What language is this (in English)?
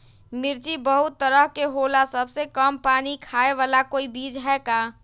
Magahi